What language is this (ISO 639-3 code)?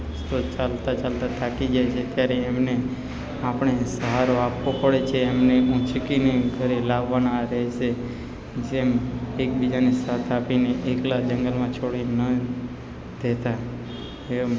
guj